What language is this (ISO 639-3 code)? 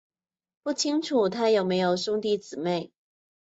zho